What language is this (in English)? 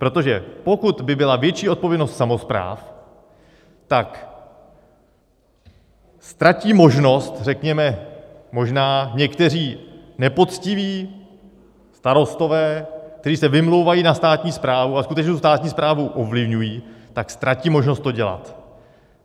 Czech